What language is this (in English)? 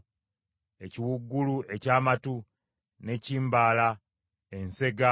Ganda